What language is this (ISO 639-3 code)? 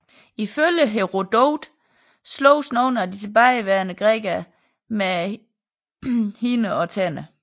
dan